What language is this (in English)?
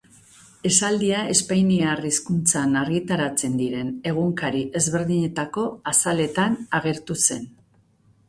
Basque